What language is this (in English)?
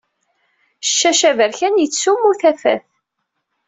Kabyle